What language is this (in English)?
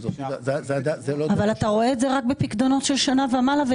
Hebrew